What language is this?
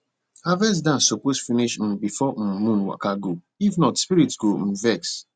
Nigerian Pidgin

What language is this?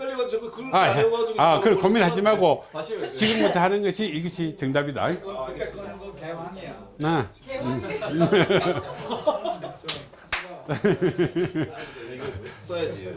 Korean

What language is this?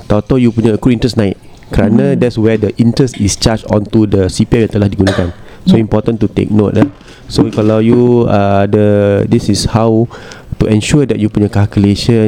Malay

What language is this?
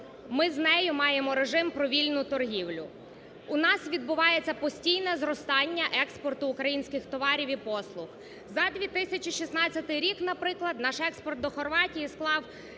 Ukrainian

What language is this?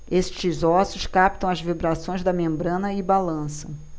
Portuguese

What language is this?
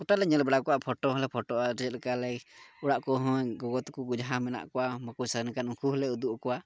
Santali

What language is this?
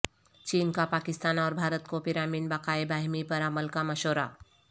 Urdu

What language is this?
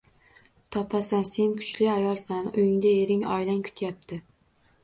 Uzbek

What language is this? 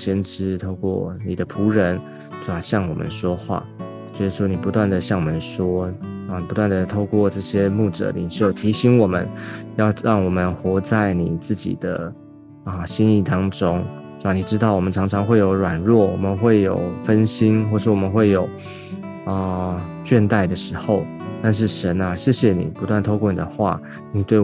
Chinese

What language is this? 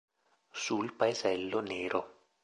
Italian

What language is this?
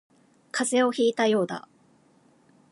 Japanese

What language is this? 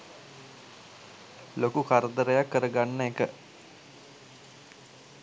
Sinhala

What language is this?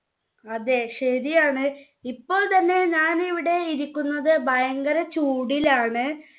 Malayalam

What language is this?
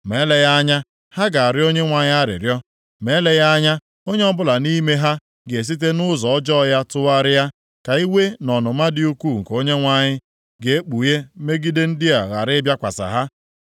Igbo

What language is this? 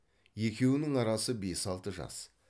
Kazakh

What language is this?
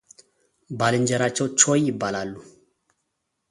Amharic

